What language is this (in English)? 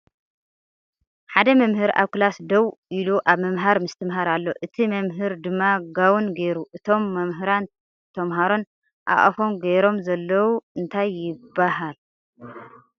Tigrinya